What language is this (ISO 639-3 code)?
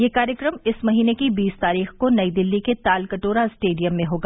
hin